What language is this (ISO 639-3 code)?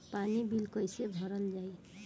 bho